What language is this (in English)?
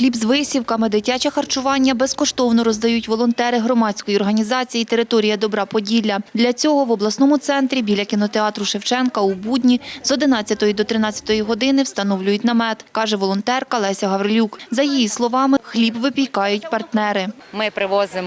Ukrainian